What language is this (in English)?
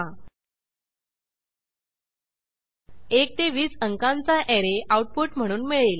Marathi